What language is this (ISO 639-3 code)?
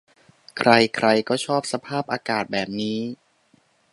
tha